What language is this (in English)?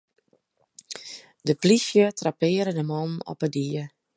Western Frisian